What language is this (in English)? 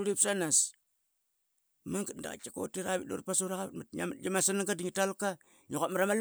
Qaqet